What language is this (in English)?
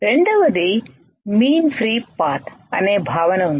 Telugu